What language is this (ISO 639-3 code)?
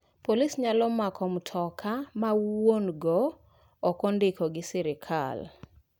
luo